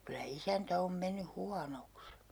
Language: Finnish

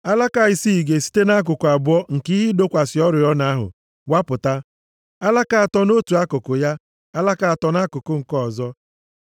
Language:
Igbo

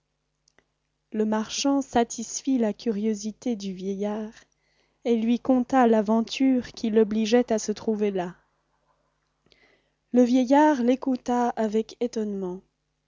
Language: French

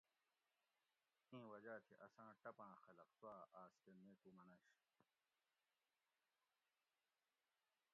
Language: Gawri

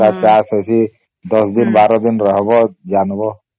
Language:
Odia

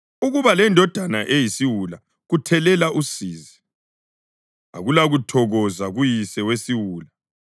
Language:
North Ndebele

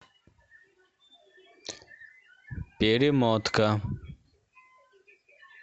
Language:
Russian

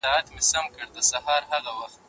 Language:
Pashto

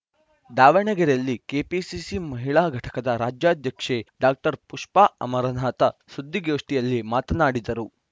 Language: Kannada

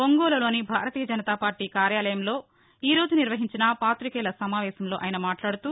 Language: Telugu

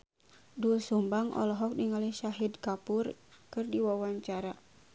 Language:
Sundanese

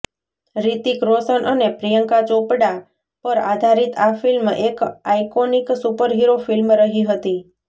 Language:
Gujarati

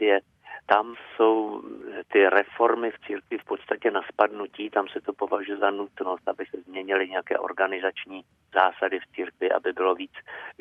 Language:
Czech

